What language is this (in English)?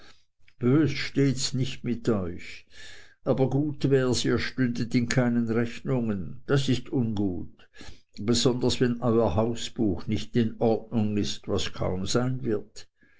German